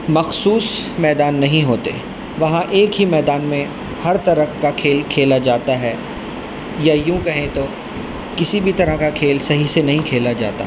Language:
Urdu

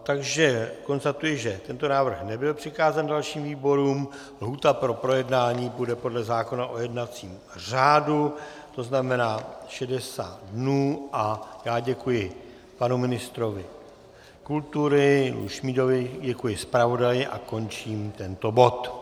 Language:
Czech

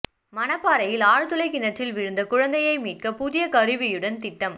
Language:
Tamil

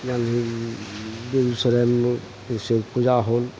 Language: Maithili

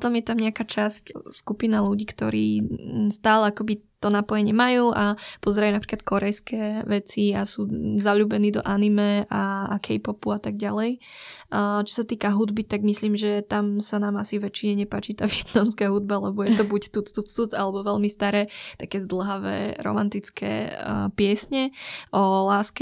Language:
Slovak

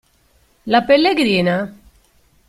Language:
Italian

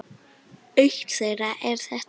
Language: Icelandic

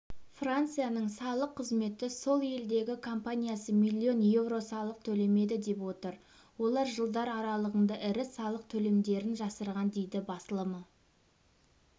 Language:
Kazakh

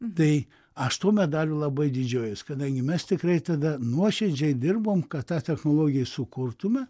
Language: Lithuanian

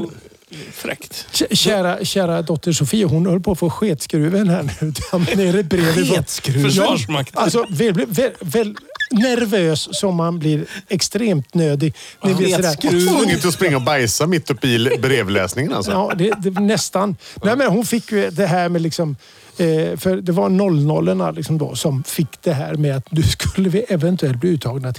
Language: Swedish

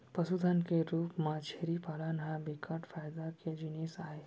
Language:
Chhattisgarhi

